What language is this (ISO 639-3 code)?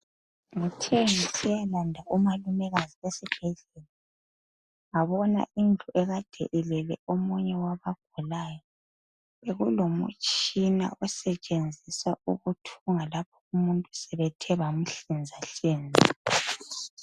nde